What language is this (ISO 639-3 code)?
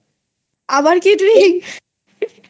ben